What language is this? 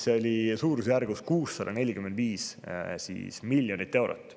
Estonian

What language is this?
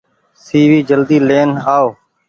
Goaria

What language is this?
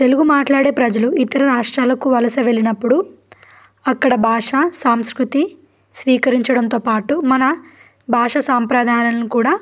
Telugu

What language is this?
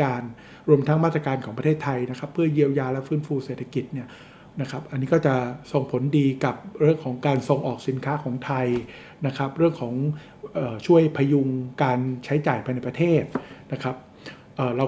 Thai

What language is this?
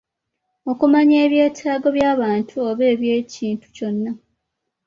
Ganda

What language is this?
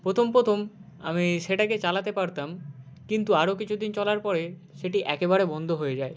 Bangla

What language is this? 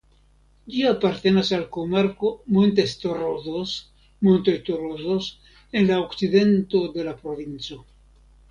Esperanto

